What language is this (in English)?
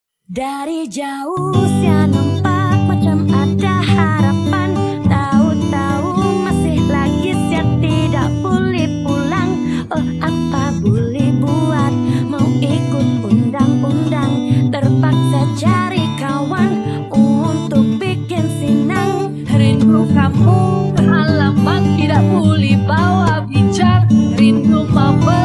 Indonesian